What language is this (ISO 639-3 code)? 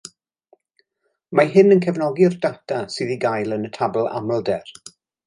cym